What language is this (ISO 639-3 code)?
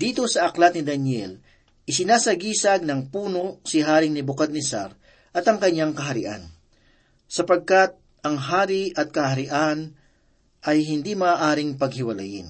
fil